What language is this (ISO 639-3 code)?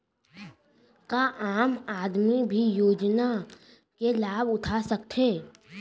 hne